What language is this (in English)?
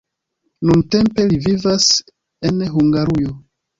Esperanto